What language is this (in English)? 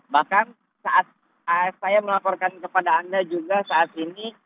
Indonesian